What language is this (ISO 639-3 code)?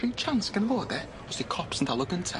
cym